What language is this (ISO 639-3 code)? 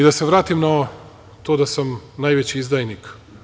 srp